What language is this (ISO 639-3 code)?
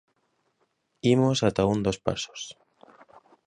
glg